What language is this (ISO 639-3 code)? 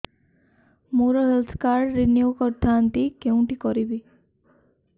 ori